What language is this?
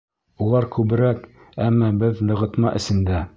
Bashkir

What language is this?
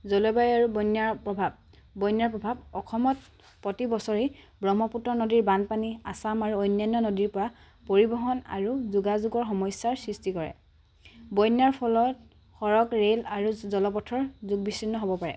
Assamese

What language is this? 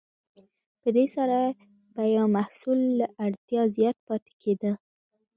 Pashto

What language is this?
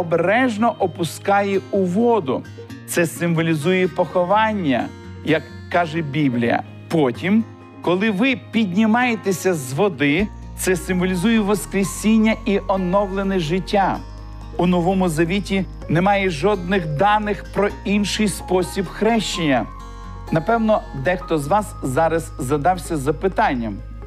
Ukrainian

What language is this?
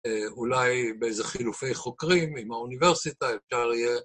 Hebrew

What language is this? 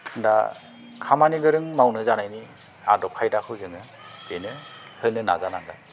Bodo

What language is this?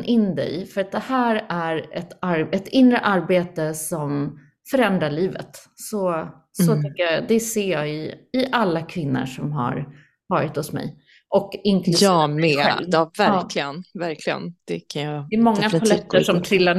Swedish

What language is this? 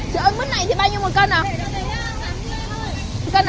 Vietnamese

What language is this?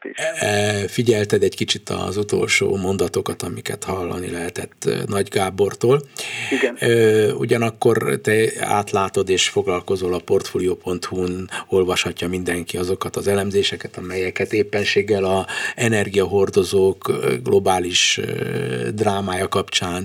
Hungarian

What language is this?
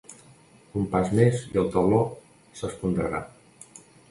Catalan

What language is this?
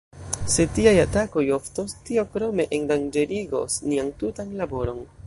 Esperanto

